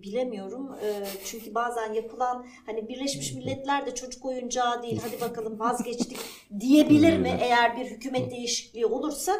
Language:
Turkish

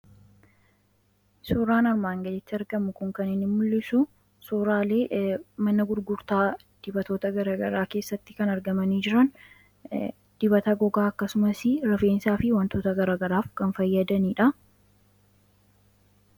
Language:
Oromo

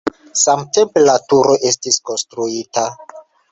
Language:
Esperanto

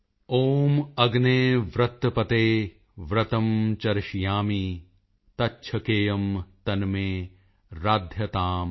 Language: Punjabi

